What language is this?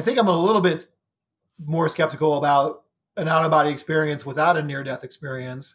English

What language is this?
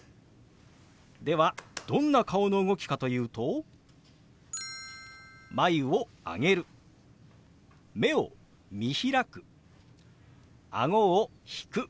Japanese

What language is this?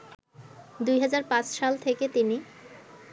Bangla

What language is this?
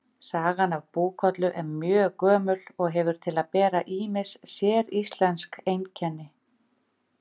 Icelandic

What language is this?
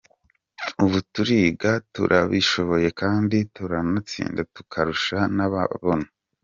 Kinyarwanda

